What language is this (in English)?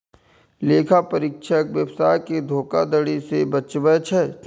Maithili